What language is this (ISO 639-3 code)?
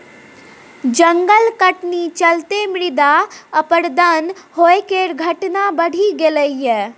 mai